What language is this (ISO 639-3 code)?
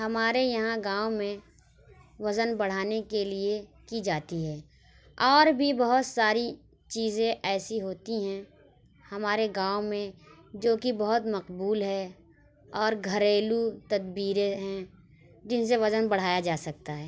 urd